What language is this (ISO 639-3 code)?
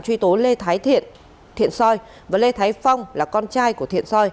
vie